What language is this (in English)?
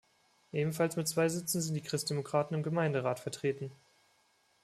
German